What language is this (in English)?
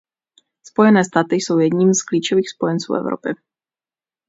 Czech